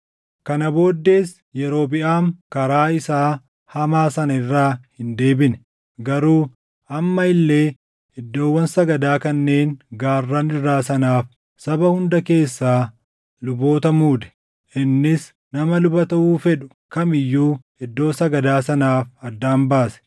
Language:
Oromo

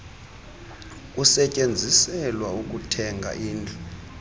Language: Xhosa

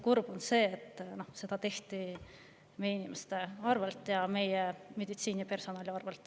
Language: Estonian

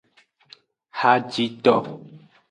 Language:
Aja (Benin)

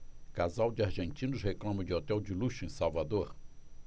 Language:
Portuguese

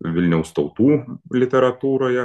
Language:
Lithuanian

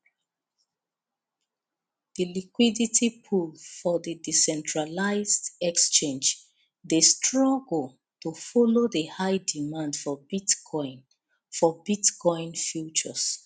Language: Nigerian Pidgin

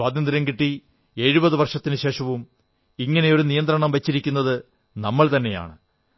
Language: Malayalam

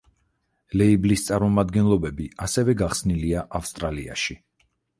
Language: Georgian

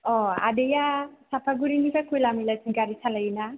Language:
Bodo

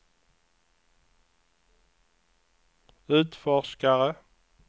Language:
Swedish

